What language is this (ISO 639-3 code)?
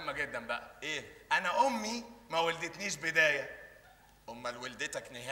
ara